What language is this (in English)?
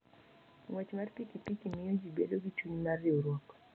Luo (Kenya and Tanzania)